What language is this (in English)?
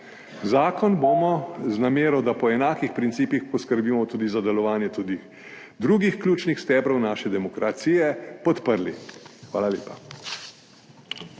Slovenian